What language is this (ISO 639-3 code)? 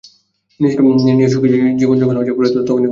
ben